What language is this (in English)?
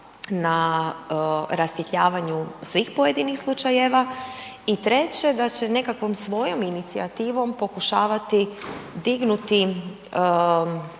Croatian